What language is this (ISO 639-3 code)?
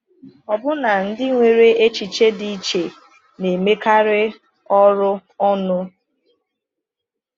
ibo